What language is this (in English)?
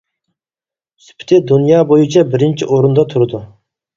Uyghur